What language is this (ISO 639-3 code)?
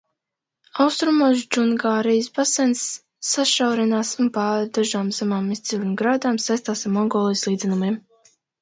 lav